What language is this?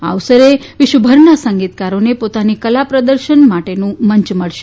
Gujarati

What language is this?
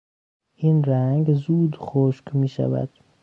Persian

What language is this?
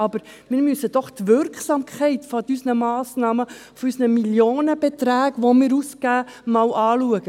Swiss German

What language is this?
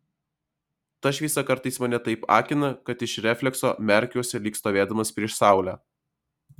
Lithuanian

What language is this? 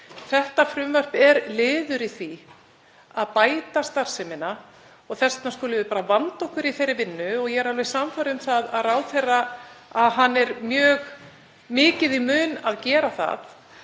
Icelandic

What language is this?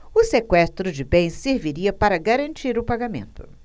Portuguese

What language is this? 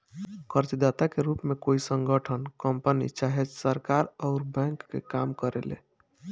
Bhojpuri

